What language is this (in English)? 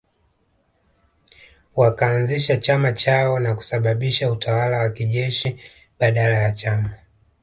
Swahili